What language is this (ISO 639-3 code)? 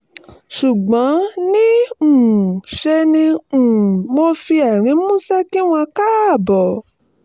yor